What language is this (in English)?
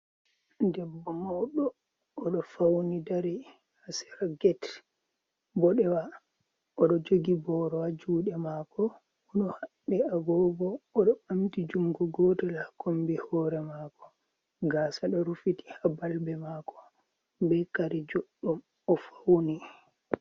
Fula